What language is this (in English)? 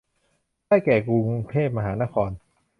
Thai